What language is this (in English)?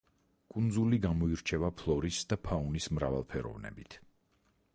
Georgian